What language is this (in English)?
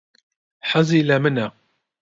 Central Kurdish